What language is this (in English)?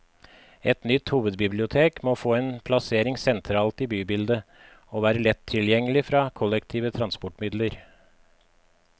Norwegian